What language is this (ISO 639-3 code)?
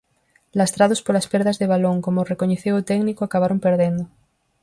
glg